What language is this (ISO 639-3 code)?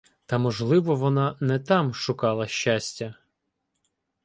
ukr